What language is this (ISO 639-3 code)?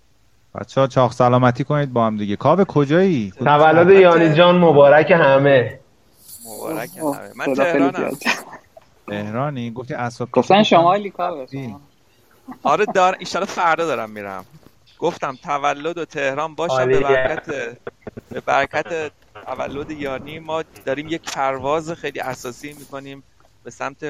fas